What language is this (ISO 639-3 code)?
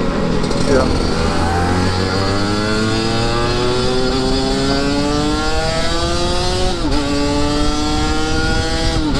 ind